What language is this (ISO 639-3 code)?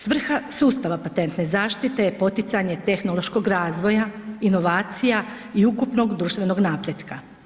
hrv